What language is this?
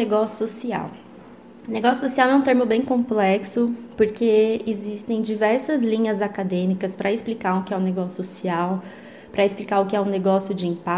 Portuguese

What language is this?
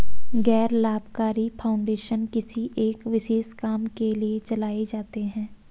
Hindi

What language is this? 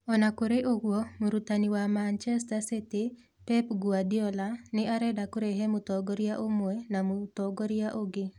Kikuyu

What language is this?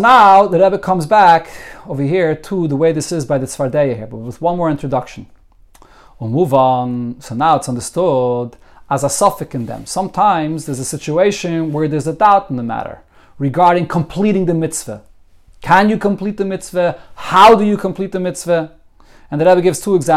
English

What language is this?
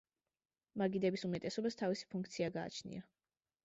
Georgian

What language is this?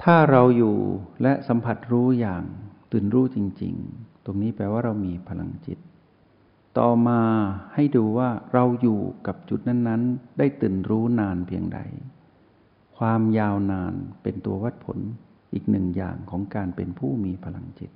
Thai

